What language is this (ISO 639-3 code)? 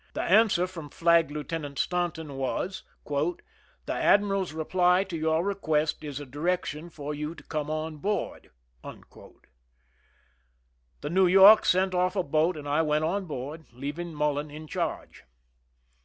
eng